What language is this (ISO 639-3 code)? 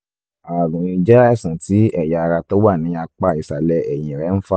yor